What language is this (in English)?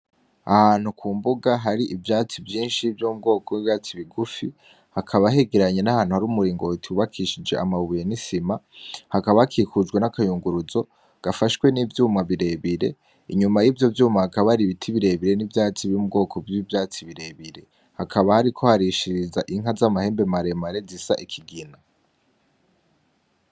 Rundi